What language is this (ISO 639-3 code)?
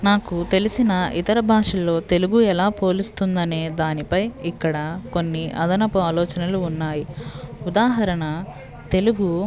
tel